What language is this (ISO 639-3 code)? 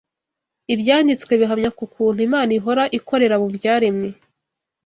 kin